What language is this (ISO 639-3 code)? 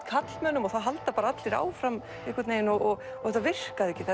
isl